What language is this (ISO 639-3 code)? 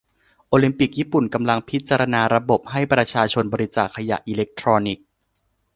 tha